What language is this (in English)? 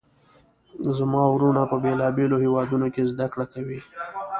Pashto